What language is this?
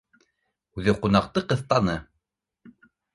Bashkir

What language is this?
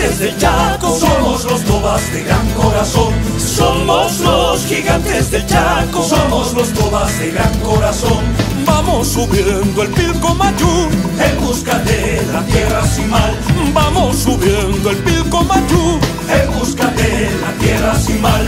Spanish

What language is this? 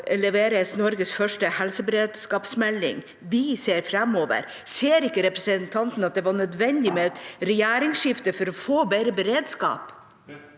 Norwegian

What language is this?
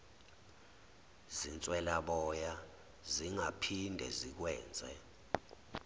Zulu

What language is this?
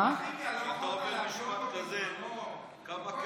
Hebrew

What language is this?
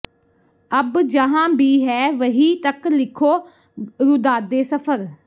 Punjabi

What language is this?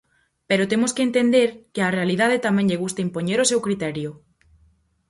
Galician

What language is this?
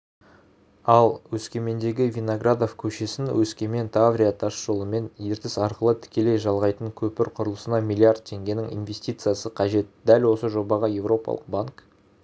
Kazakh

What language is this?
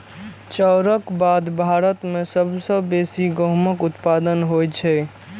Maithili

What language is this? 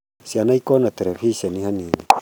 Kikuyu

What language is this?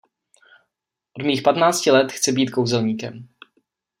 Czech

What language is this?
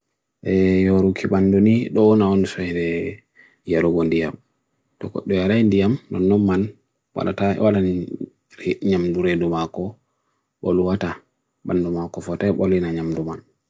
Bagirmi Fulfulde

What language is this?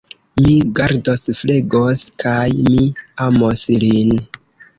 Esperanto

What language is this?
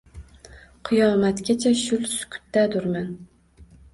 Uzbek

